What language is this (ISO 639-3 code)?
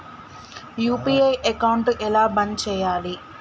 tel